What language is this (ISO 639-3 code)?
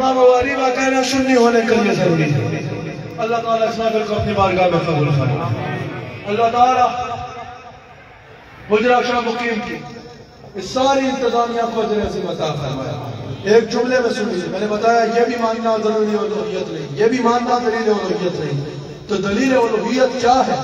ara